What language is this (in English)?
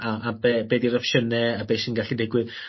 Welsh